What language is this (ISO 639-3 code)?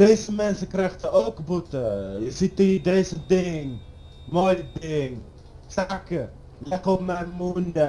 nld